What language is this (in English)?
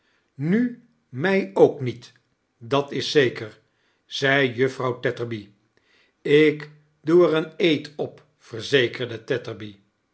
Dutch